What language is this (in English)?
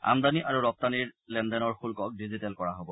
Assamese